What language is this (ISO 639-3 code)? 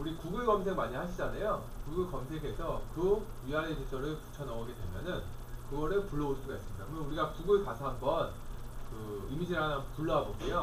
kor